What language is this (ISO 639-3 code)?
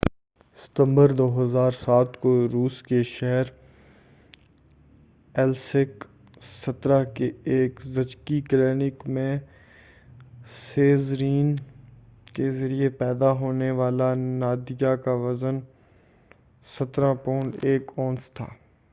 urd